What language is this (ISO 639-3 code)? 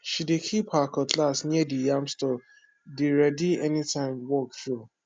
pcm